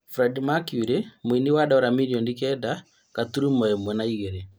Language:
Kikuyu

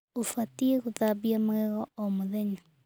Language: Kikuyu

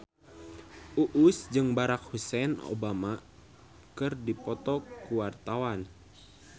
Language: Sundanese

